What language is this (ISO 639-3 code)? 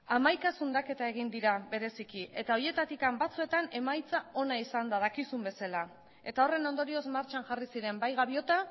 eus